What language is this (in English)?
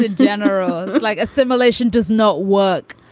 English